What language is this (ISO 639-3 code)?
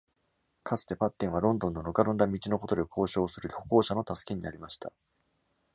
jpn